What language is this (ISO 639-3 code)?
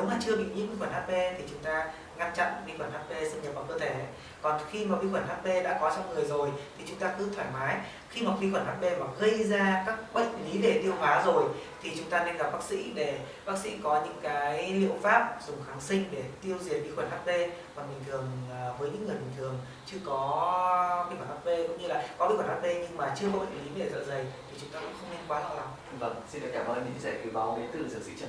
vie